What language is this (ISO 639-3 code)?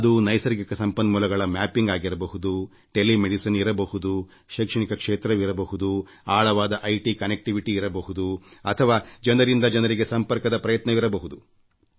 kan